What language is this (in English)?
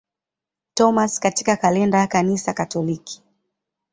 Swahili